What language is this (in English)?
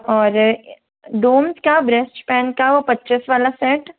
Hindi